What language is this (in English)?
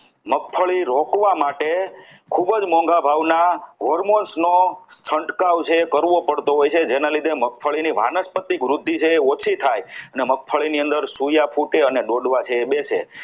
Gujarati